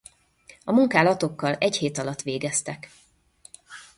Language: Hungarian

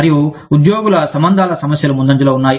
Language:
Telugu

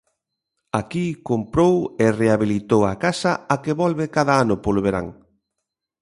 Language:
Galician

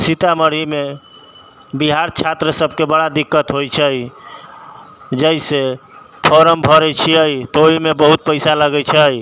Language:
Maithili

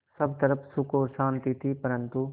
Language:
Hindi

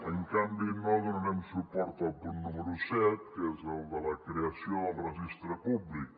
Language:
Catalan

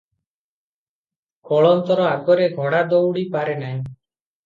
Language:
Odia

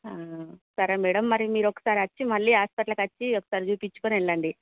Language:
Telugu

